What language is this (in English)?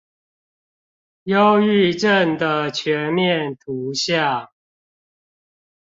Chinese